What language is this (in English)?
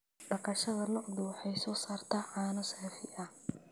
Somali